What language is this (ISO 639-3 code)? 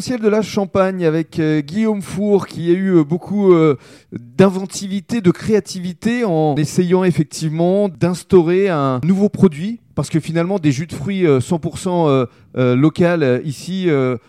fra